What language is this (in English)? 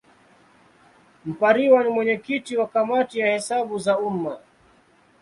Swahili